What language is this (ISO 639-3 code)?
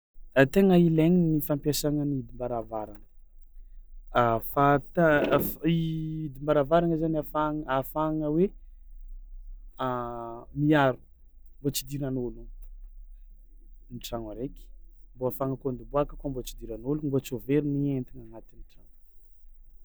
xmw